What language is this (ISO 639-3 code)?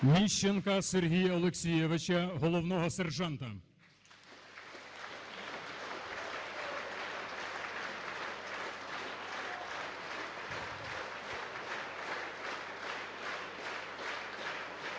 ukr